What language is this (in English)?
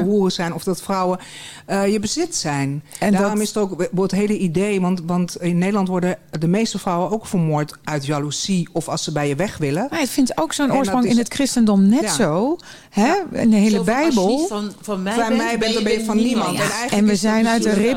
Dutch